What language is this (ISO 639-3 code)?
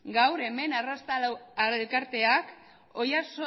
eus